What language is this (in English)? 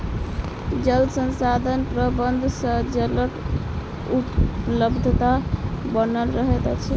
Maithili